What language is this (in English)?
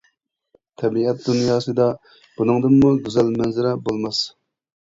Uyghur